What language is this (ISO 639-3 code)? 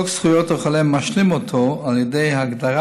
heb